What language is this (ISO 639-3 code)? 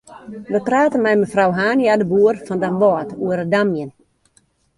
fry